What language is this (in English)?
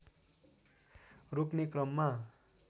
Nepali